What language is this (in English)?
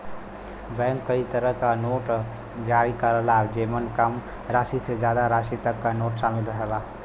Bhojpuri